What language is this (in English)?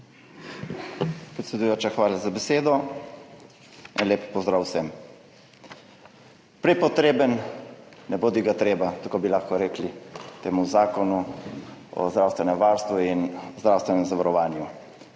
Slovenian